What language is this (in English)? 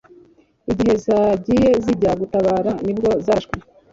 Kinyarwanda